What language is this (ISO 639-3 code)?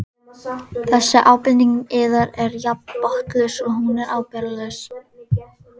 isl